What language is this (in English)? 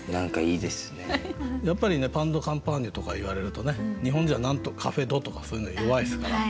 Japanese